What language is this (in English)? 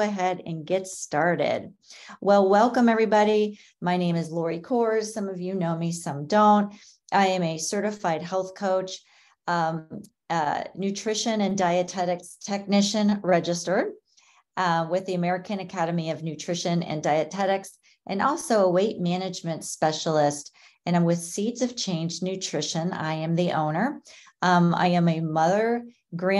English